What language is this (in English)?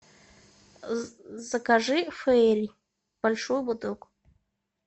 Russian